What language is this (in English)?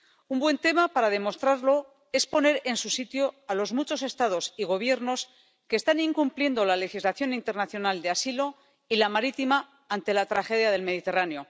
Spanish